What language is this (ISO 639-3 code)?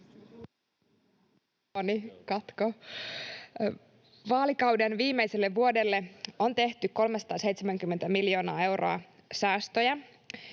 fin